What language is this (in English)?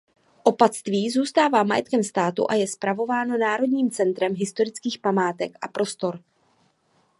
Czech